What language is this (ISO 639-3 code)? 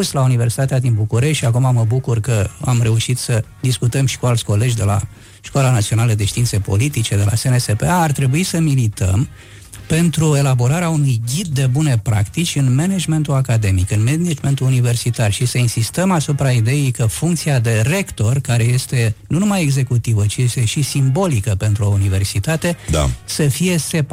ron